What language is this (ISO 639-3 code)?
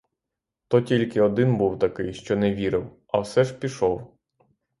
ukr